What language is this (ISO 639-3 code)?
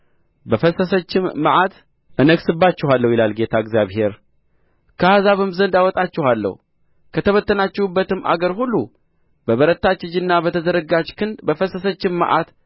amh